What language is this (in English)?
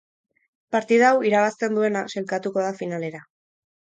Basque